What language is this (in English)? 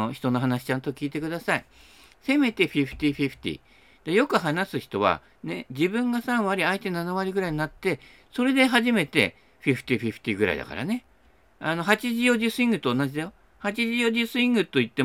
Japanese